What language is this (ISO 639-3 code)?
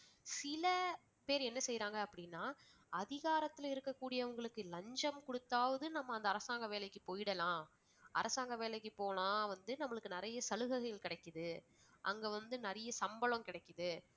tam